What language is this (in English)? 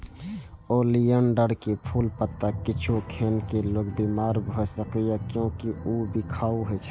Maithili